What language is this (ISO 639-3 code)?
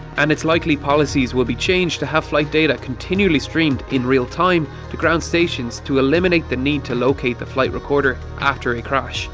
eng